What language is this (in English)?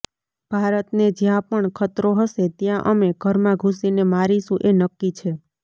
Gujarati